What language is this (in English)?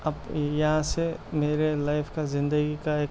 Urdu